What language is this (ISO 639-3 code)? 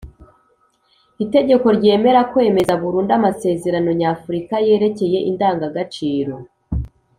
kin